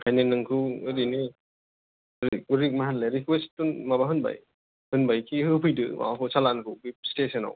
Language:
Bodo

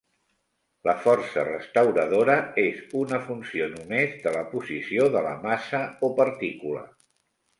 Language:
Catalan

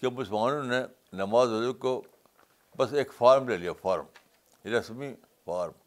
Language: Urdu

